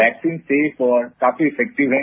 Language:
Hindi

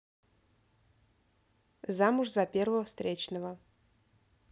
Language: Russian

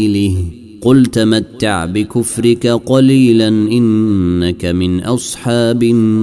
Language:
Arabic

